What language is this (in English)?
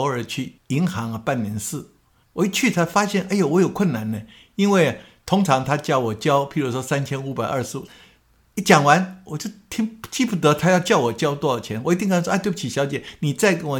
Chinese